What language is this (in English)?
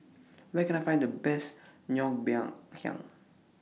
English